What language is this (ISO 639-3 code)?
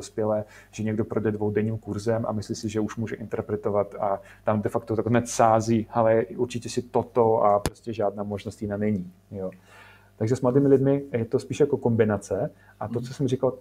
ces